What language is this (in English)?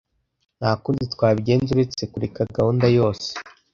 Kinyarwanda